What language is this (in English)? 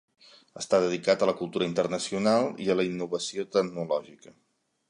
Catalan